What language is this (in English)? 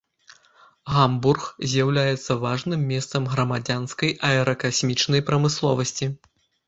Belarusian